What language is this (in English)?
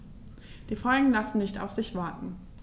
German